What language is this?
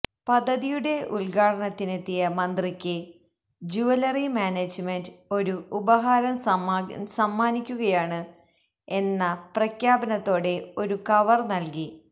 Malayalam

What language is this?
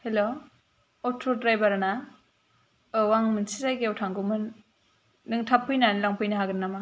Bodo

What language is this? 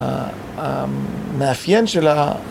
Hebrew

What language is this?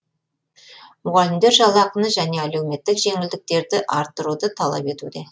Kazakh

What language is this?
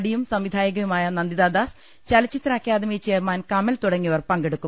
Malayalam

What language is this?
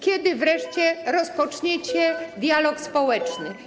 Polish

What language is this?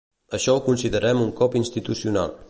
Catalan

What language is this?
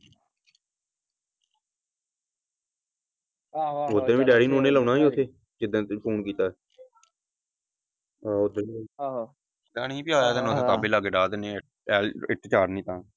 Punjabi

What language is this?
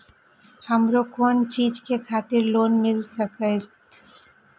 Maithili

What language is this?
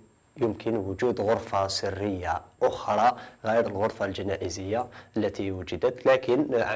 Arabic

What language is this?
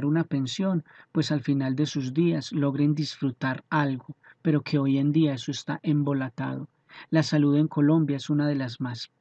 Spanish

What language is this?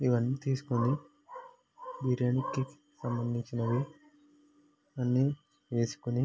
Telugu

